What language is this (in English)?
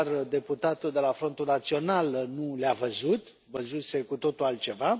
Romanian